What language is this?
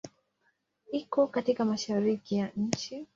Swahili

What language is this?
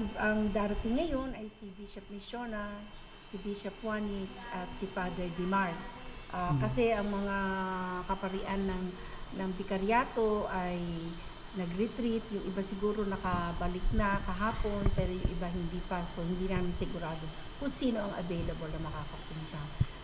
Filipino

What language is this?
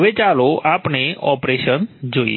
Gujarati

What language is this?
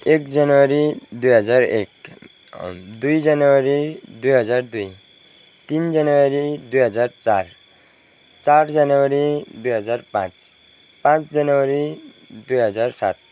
Nepali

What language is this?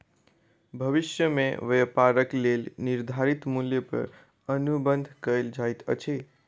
Maithili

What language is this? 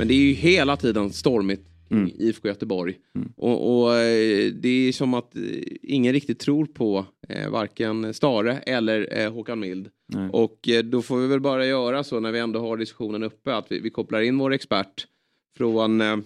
Swedish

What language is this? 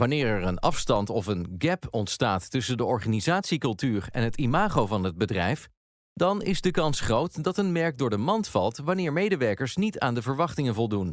Dutch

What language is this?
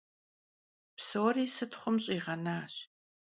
Kabardian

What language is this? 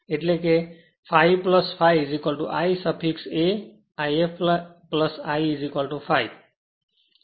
Gujarati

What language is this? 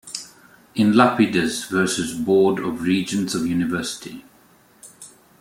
English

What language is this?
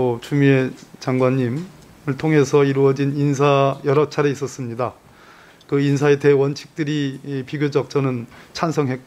Korean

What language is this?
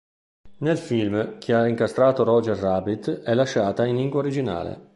Italian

